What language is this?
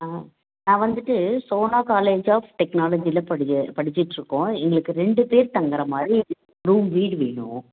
Tamil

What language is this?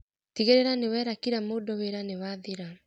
Kikuyu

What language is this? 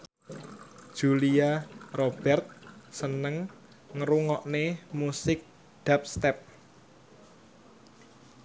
Javanese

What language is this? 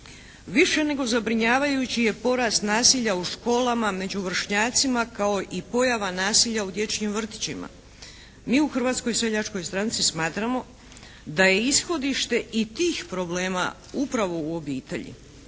Croatian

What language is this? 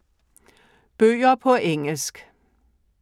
Danish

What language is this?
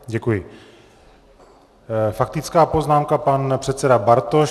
Czech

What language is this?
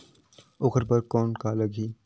Chhattisgarhi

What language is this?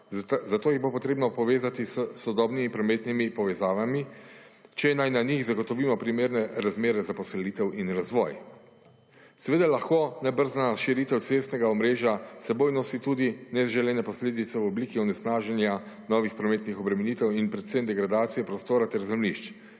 Slovenian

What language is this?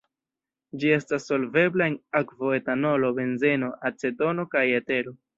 Esperanto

